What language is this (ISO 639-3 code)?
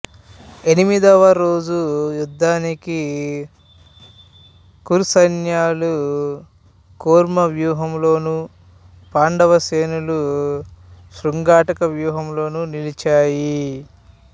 tel